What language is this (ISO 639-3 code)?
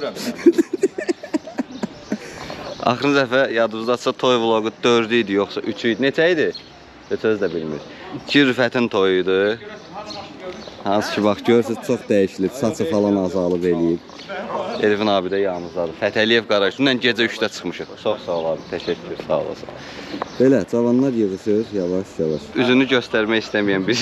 tur